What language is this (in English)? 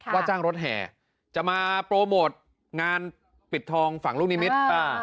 Thai